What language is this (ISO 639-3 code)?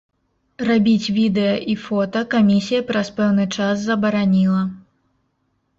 bel